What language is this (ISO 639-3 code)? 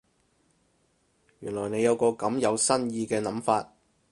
yue